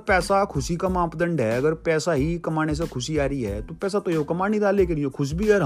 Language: Hindi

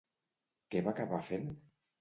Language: Catalan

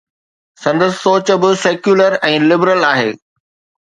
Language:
Sindhi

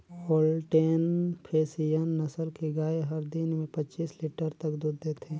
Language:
Chhattisgarhi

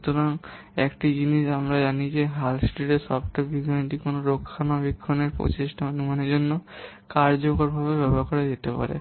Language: Bangla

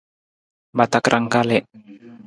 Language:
Nawdm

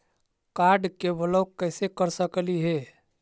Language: Magahi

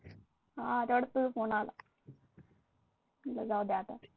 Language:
Marathi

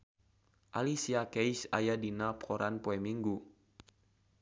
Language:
Sundanese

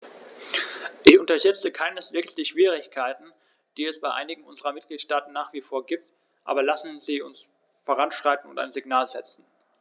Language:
German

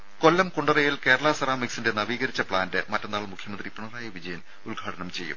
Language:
Malayalam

